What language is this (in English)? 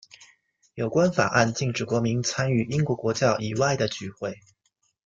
Chinese